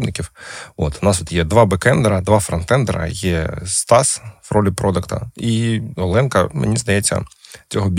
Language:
Ukrainian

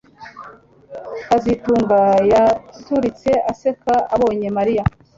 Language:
Kinyarwanda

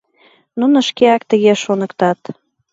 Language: Mari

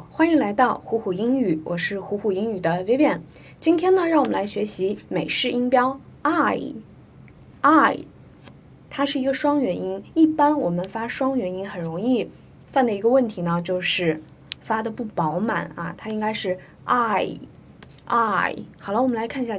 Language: Chinese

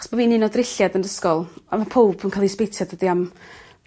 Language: Welsh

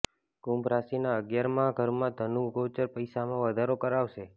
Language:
Gujarati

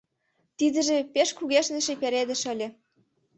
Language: Mari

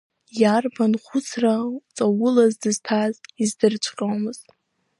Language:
Abkhazian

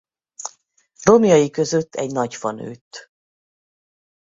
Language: Hungarian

